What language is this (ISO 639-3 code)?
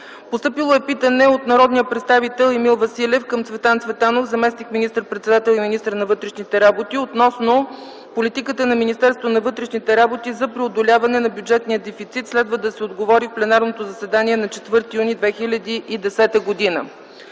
bul